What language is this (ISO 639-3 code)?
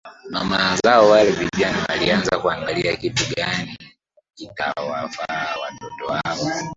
swa